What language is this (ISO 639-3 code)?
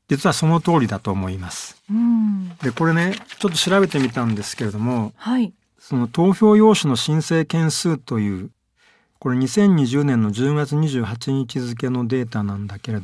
jpn